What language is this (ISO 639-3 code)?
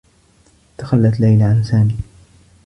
ara